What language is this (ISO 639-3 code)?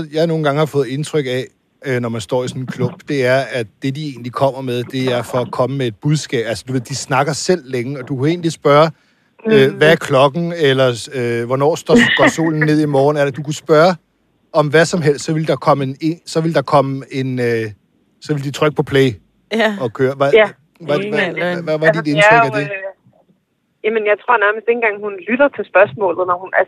dan